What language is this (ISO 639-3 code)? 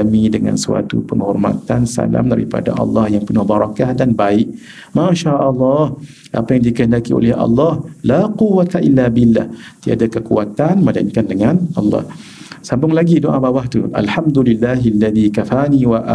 msa